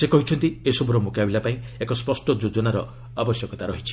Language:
Odia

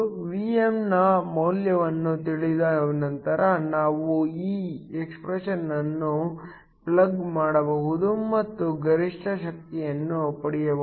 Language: Kannada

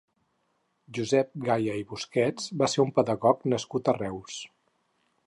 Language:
Catalan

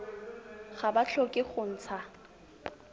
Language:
Tswana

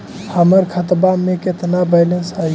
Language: Magahi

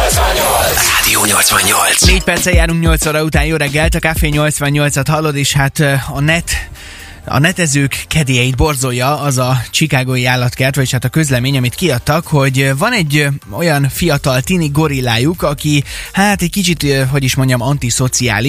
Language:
Hungarian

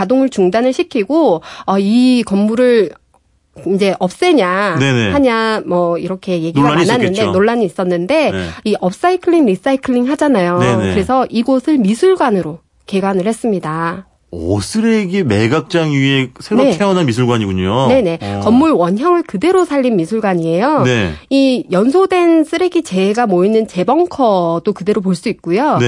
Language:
Korean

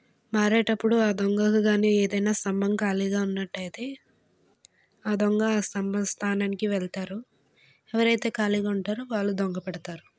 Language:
Telugu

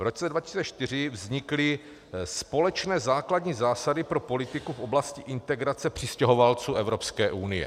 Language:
Czech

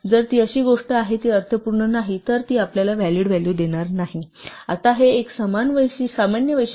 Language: Marathi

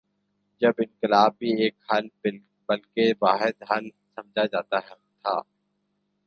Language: Urdu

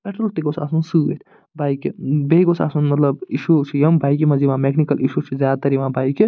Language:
Kashmiri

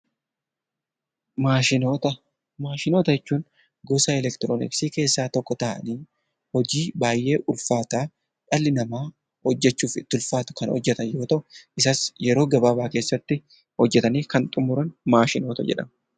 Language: Oromo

